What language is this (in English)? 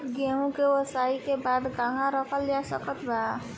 Bhojpuri